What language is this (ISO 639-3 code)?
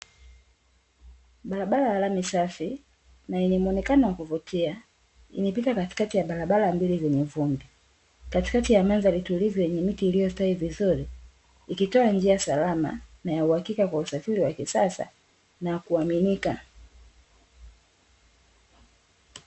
swa